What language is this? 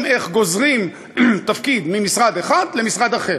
Hebrew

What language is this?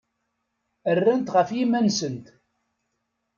Kabyle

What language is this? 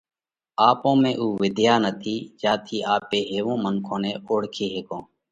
Parkari Koli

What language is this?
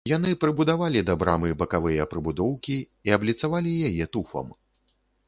Belarusian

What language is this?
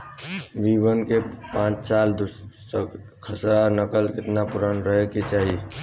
Bhojpuri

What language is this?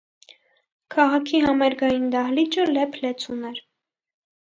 Armenian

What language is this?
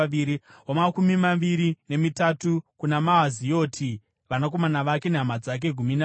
Shona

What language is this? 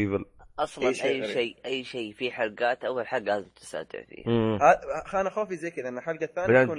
Arabic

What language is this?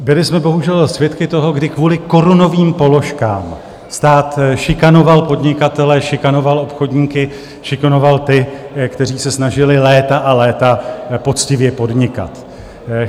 Czech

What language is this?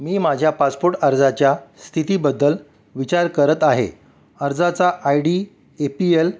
Marathi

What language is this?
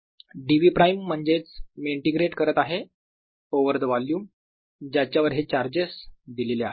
Marathi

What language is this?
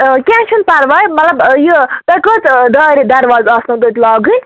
Kashmiri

